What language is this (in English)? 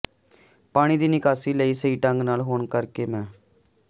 Punjabi